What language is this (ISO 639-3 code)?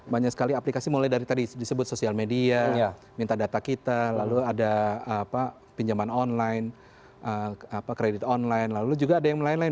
ind